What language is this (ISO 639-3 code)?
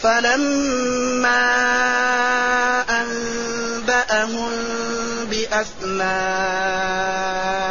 ara